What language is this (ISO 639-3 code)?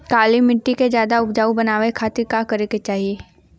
bho